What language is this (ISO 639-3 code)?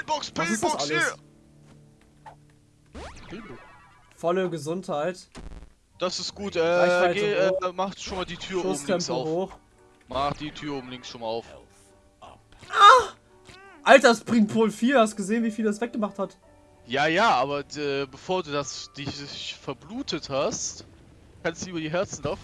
deu